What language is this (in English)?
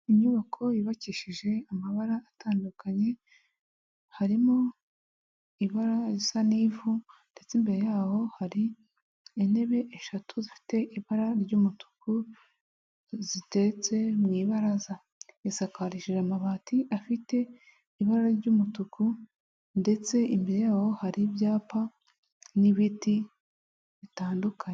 Kinyarwanda